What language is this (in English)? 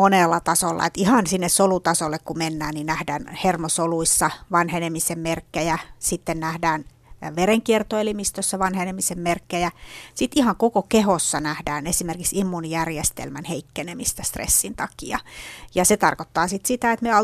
Finnish